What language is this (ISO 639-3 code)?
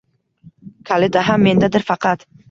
uzb